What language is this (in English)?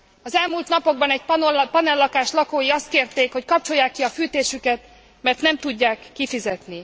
Hungarian